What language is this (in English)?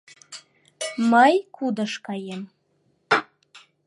Mari